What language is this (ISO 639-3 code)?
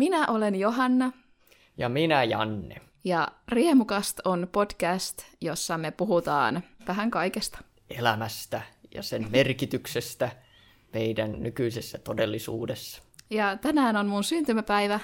fin